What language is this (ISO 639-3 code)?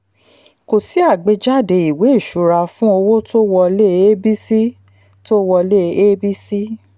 yor